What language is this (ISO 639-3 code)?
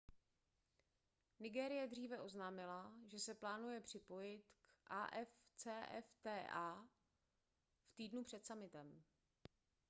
ces